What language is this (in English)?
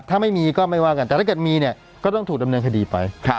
Thai